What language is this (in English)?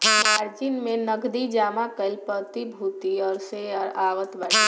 Bhojpuri